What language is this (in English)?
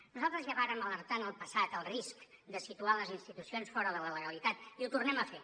Catalan